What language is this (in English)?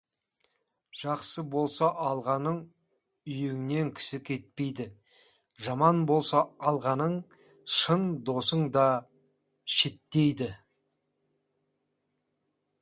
Kazakh